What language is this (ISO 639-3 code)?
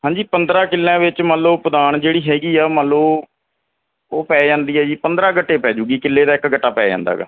pan